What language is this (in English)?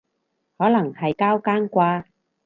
Cantonese